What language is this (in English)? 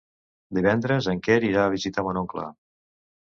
Catalan